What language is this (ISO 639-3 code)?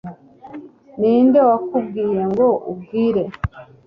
kin